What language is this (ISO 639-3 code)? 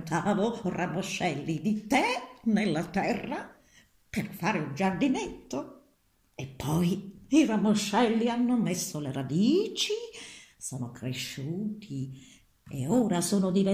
ita